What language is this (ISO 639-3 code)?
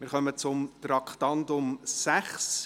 gsw